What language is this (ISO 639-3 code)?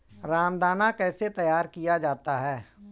hin